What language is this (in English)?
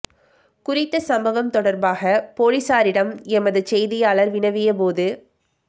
Tamil